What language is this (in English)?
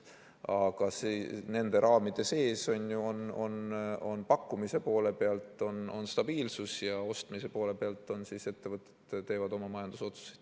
Estonian